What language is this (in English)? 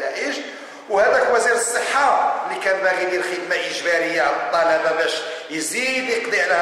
Arabic